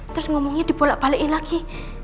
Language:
Indonesian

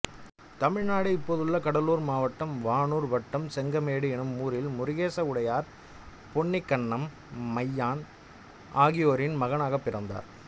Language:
Tamil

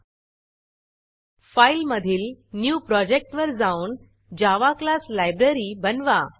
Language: Marathi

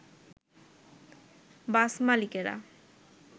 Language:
Bangla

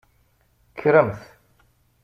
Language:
Kabyle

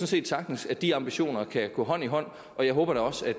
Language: Danish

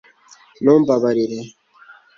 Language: Kinyarwanda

